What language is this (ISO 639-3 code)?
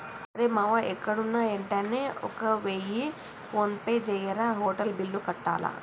tel